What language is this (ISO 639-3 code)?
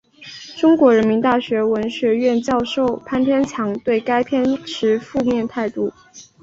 zho